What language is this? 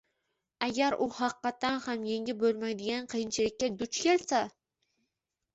Uzbek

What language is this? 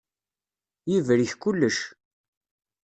Kabyle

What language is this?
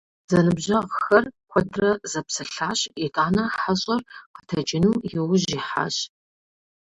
Kabardian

